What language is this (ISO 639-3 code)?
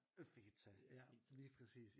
dan